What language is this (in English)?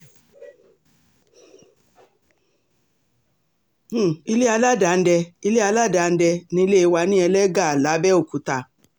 Yoruba